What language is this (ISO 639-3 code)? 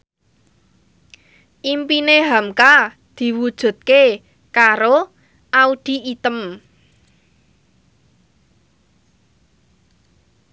jav